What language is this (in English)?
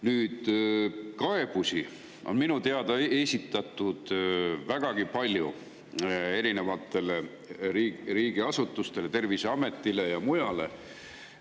Estonian